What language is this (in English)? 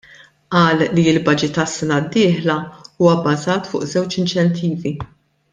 Maltese